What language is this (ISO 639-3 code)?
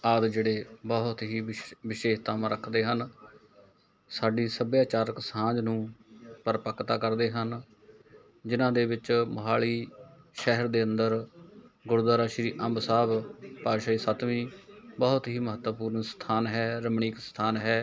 pan